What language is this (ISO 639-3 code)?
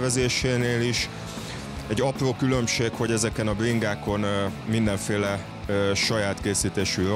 hun